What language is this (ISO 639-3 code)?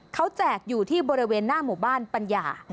tha